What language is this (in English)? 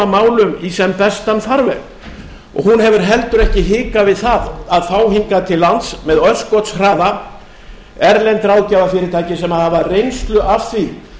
Icelandic